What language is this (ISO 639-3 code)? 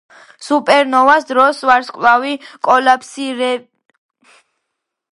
kat